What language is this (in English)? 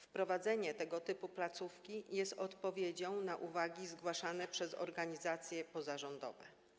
Polish